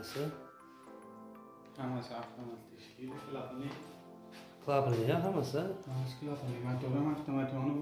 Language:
Turkish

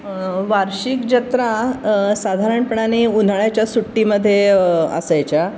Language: Marathi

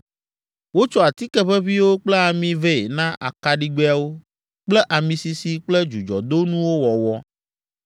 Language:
Ewe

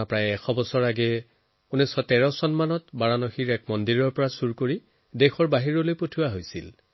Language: Assamese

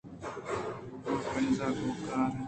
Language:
Eastern Balochi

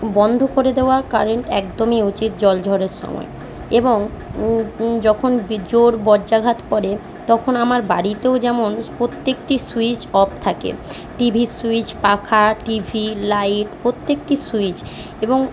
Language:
Bangla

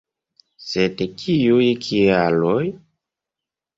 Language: Esperanto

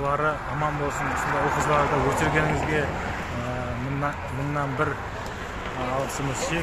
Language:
Turkish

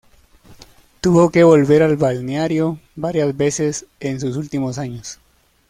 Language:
Spanish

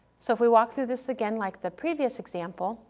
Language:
English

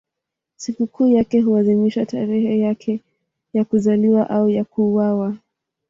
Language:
Swahili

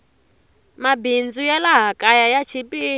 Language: Tsonga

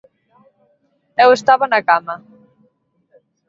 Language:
Galician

